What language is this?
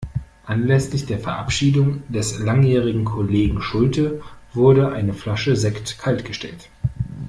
German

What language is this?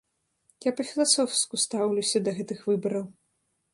Belarusian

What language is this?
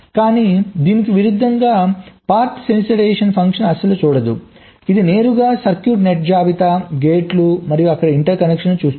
Telugu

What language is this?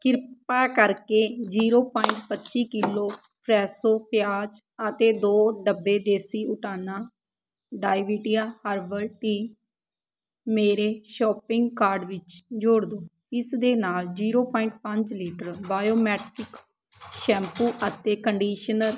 Punjabi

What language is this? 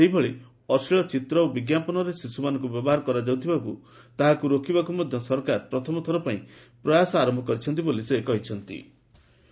Odia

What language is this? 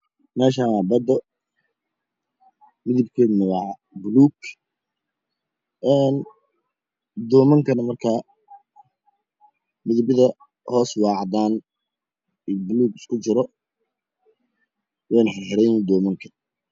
Somali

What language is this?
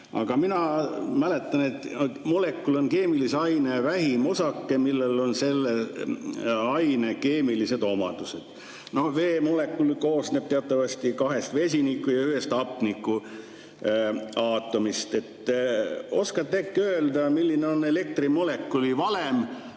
Estonian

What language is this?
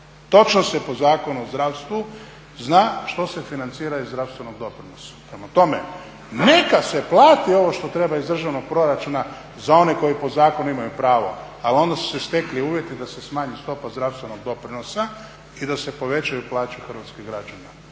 Croatian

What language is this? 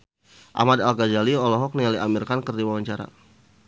Sundanese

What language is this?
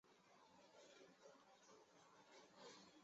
Chinese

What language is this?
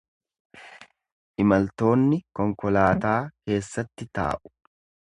Oromo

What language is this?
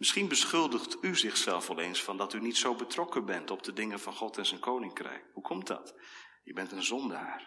Dutch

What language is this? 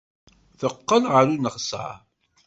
Kabyle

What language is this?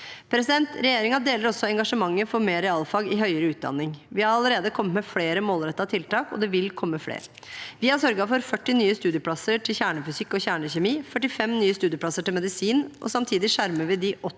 Norwegian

